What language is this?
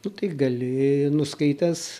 Lithuanian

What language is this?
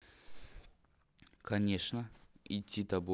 Russian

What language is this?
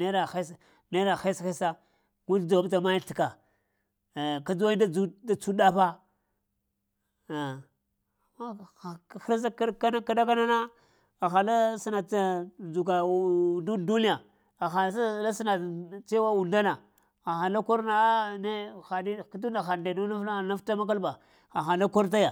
Lamang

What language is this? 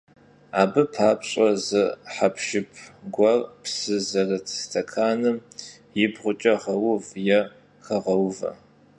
Kabardian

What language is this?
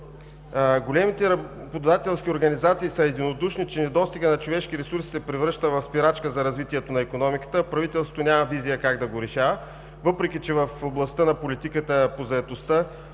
Bulgarian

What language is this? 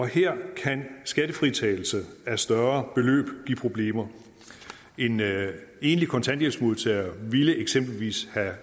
Danish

